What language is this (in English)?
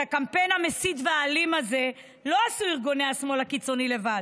Hebrew